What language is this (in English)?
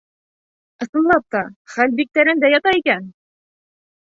Bashkir